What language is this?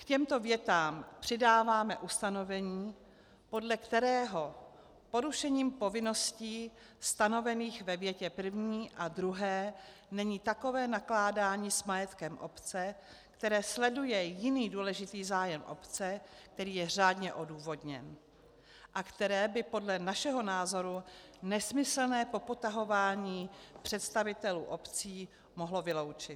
Czech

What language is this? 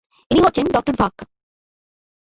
Bangla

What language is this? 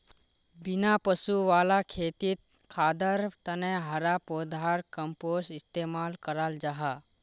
Magahi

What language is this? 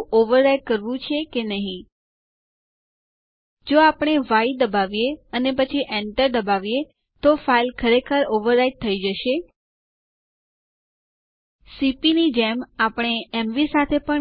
Gujarati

